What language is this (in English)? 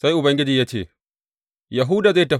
Hausa